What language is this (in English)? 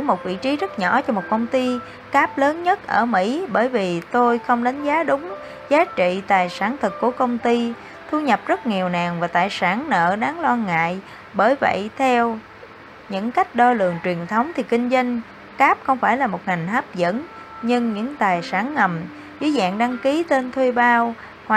Vietnamese